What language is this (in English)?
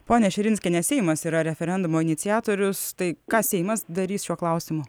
Lithuanian